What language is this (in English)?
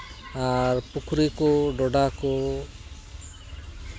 Santali